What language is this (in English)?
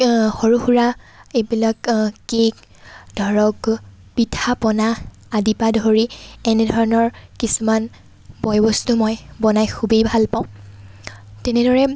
Assamese